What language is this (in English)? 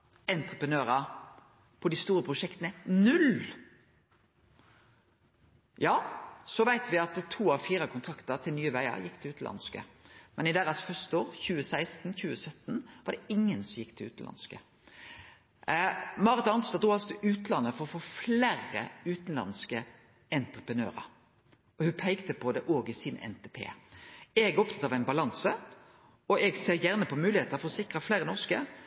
Norwegian Nynorsk